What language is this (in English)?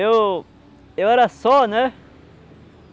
Portuguese